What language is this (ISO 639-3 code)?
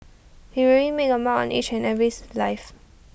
eng